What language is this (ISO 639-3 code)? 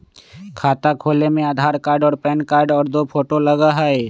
mag